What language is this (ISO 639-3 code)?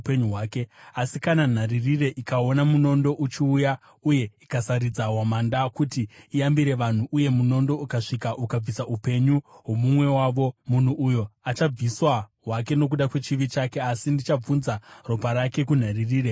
sna